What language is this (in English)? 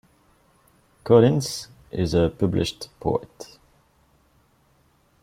English